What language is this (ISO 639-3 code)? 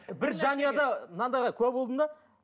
kaz